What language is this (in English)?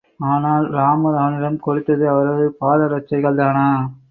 Tamil